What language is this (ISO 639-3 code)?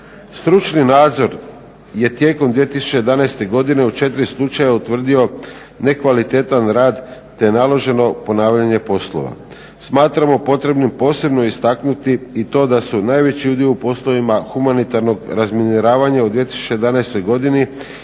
hrv